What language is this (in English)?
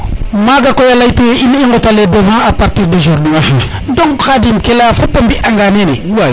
Serer